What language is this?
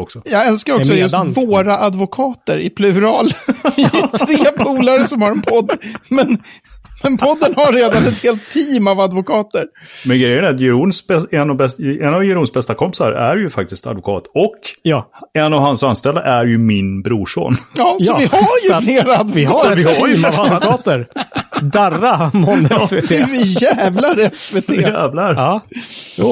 Swedish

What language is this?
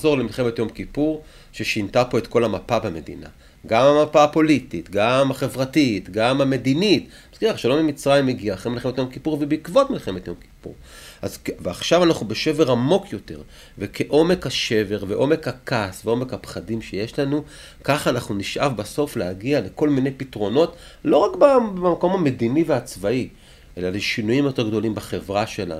Hebrew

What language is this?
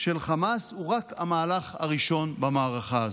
Hebrew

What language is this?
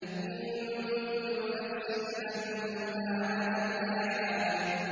Arabic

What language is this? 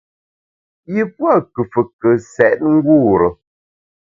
Bamun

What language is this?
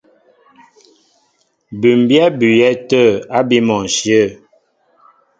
Mbo (Cameroon)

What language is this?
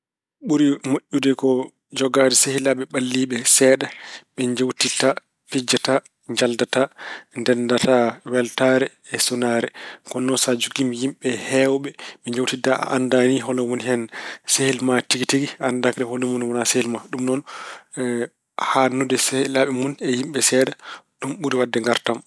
Fula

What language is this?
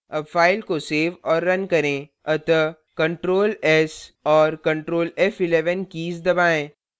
Hindi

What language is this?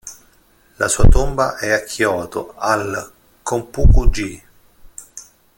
Italian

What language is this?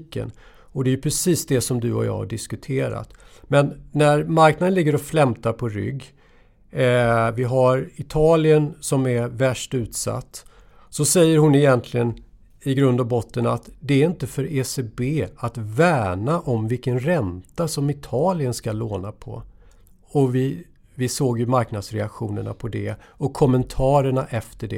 Swedish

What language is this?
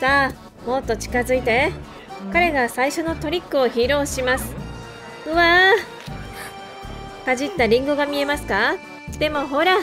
Japanese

